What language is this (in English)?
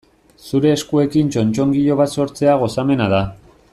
Basque